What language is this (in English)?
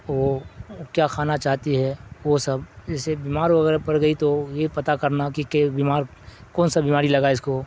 Urdu